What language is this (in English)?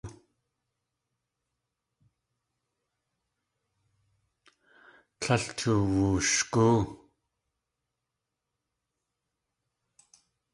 Tlingit